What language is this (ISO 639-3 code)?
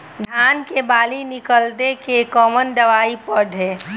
bho